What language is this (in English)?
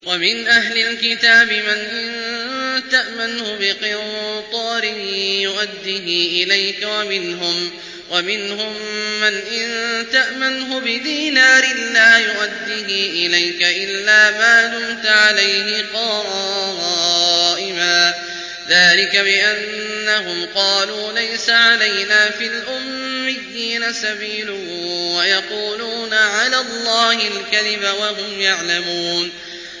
Arabic